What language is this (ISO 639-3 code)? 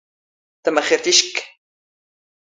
zgh